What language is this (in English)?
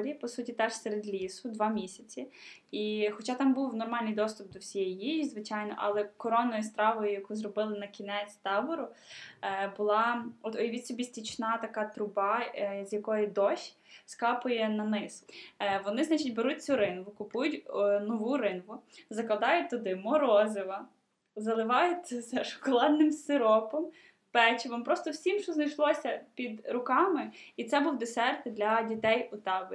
Ukrainian